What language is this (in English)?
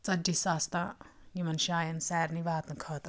Kashmiri